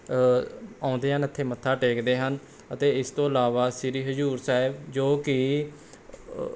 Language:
Punjabi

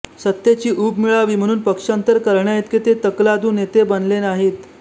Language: Marathi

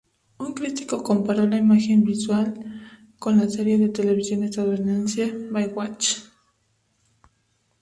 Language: Spanish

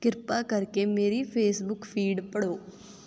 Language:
Punjabi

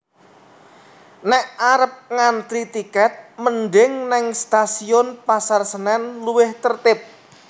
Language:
Javanese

